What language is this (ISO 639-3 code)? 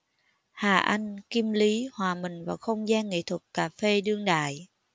vie